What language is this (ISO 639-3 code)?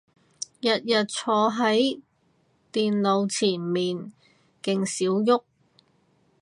yue